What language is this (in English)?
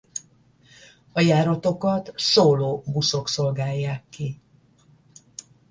Hungarian